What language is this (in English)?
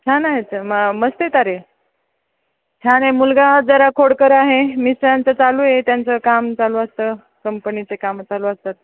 Marathi